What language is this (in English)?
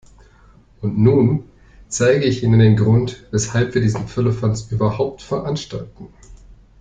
German